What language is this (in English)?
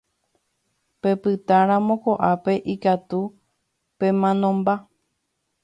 Guarani